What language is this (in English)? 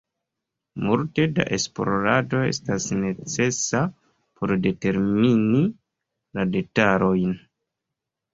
Esperanto